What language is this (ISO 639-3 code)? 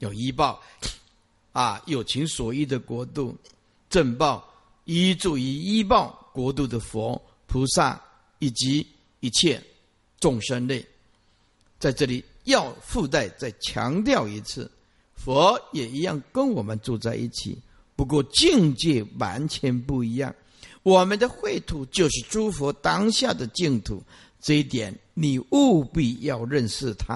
zho